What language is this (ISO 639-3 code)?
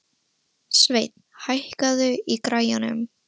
isl